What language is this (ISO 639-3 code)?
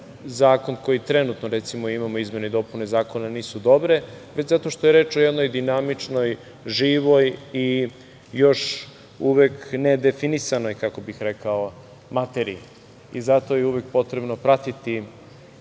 srp